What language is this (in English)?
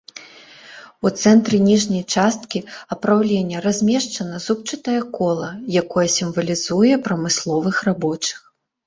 Belarusian